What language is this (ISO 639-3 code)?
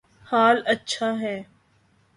urd